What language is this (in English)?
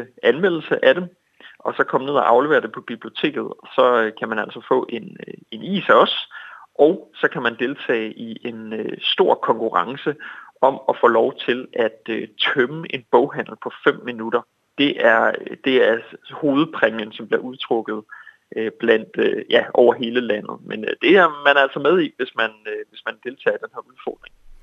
Danish